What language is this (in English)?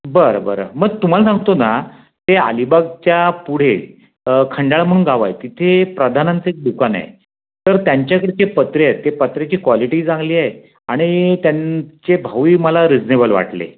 Marathi